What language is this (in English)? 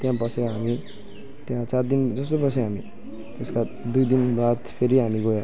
Nepali